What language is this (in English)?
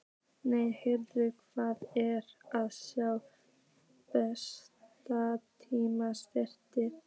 Icelandic